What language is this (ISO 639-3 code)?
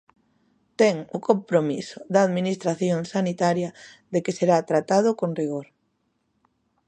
glg